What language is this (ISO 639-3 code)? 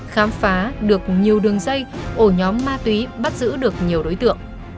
vie